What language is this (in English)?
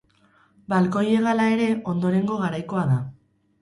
Basque